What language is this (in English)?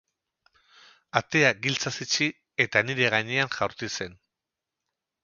Basque